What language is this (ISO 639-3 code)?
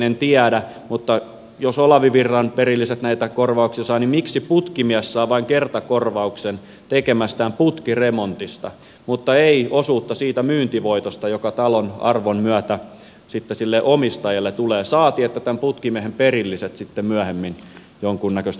fin